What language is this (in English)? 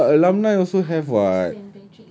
English